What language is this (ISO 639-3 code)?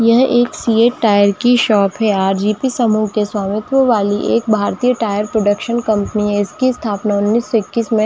hin